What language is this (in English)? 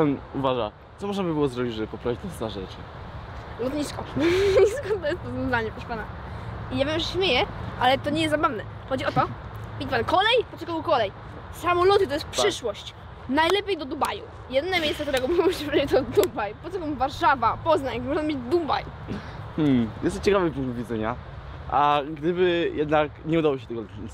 Polish